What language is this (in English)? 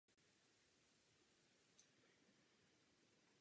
Czech